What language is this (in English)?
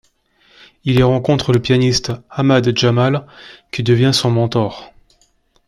French